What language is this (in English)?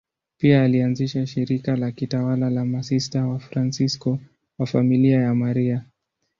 Swahili